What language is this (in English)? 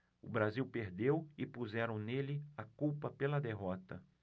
Portuguese